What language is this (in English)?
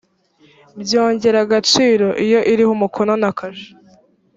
Kinyarwanda